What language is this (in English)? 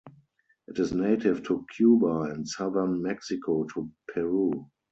English